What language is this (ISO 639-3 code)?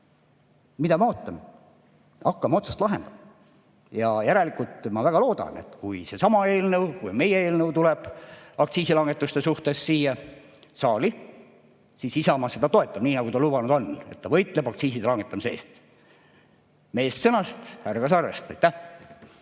est